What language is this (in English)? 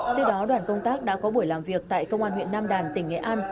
Vietnamese